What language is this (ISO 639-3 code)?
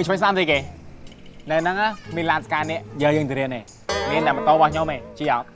vie